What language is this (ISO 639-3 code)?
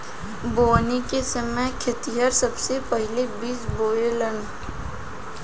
bho